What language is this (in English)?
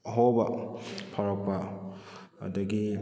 Manipuri